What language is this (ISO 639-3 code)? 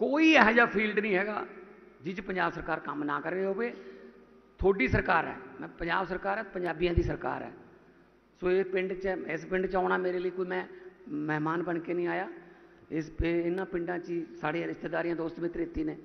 pan